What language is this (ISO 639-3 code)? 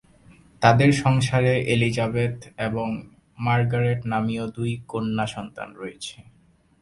ben